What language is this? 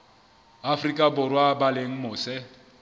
Southern Sotho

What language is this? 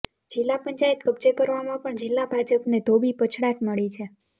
Gujarati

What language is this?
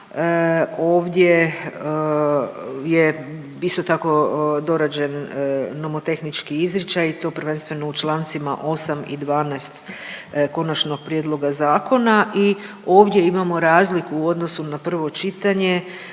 Croatian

